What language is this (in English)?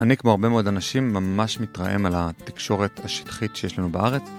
Hebrew